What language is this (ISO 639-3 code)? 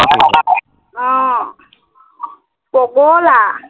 asm